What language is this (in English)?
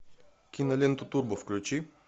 Russian